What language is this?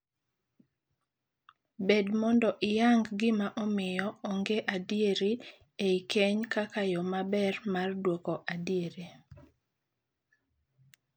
Luo (Kenya and Tanzania)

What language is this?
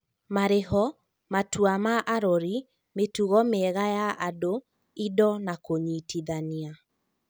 Kikuyu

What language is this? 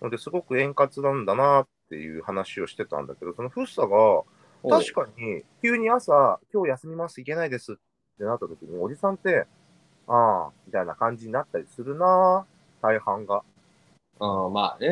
Japanese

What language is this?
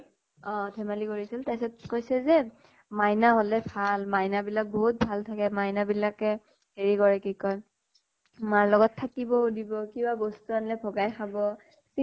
Assamese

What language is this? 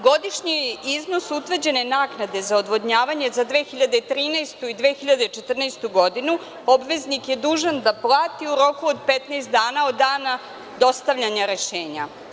Serbian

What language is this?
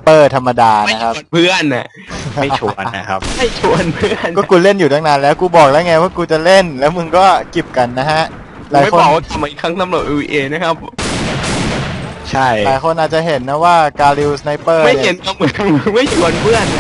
Thai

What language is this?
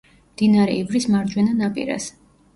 Georgian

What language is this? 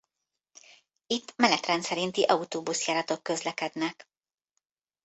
Hungarian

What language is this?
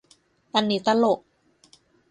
Thai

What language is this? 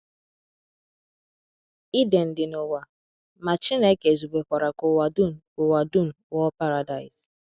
Igbo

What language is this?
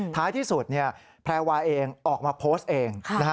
Thai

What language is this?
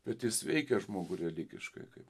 Lithuanian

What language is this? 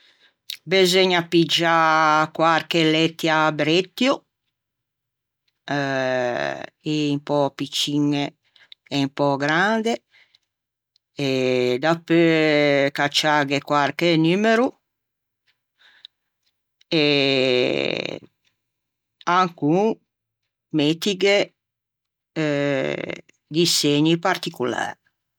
Ligurian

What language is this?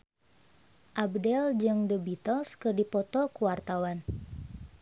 Sundanese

